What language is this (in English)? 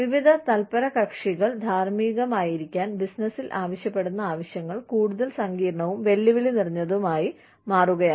Malayalam